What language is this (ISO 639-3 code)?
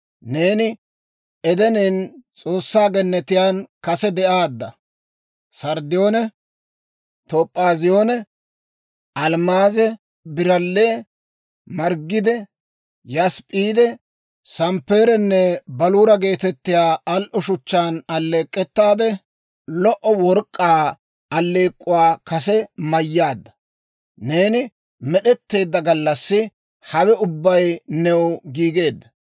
dwr